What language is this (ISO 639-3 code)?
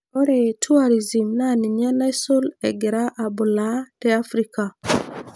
mas